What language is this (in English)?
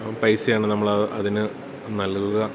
Malayalam